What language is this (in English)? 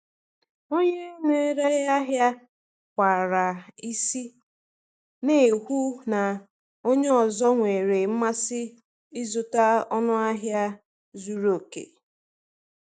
Igbo